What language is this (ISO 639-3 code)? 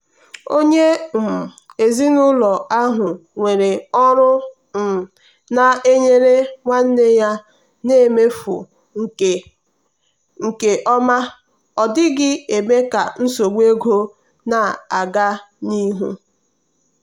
ibo